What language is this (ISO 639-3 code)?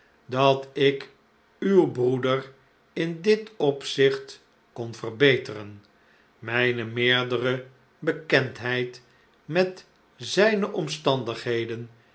nld